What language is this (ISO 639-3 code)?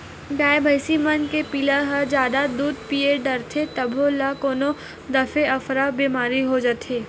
hne